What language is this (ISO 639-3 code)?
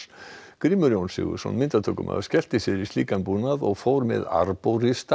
isl